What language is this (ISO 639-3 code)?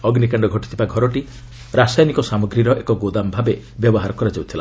ori